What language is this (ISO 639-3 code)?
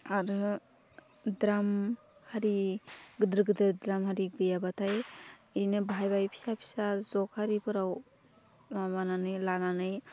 brx